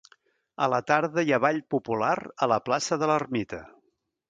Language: Catalan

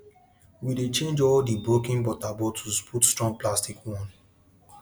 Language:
Nigerian Pidgin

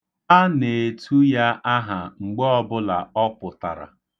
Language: Igbo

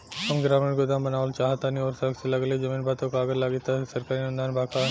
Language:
Bhojpuri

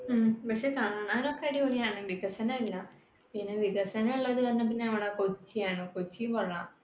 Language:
Malayalam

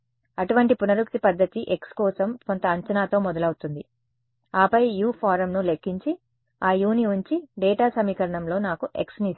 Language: Telugu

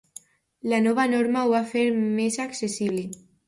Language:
Catalan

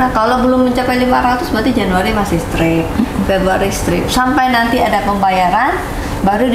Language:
Indonesian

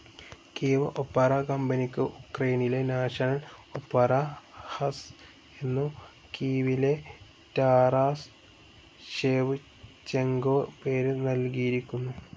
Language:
Malayalam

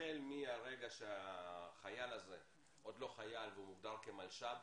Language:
Hebrew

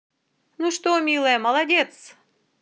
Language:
Russian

